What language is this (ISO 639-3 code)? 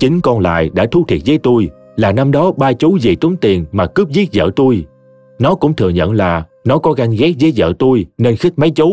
vie